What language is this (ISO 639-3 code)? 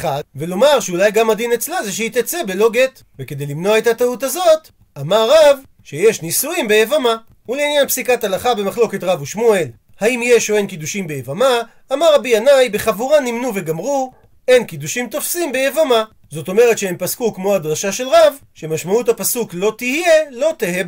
heb